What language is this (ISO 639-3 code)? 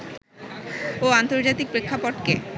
ben